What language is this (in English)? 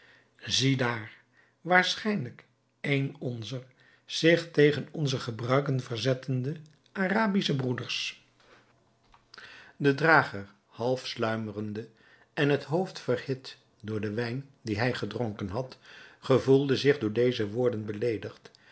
Dutch